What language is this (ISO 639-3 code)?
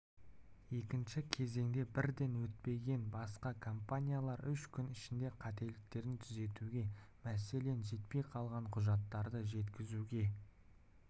kaz